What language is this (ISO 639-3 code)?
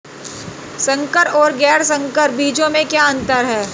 hin